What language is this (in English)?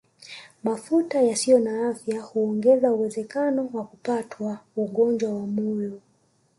Swahili